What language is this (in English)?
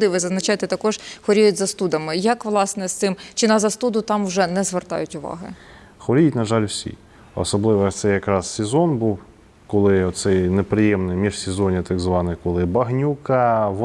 Ukrainian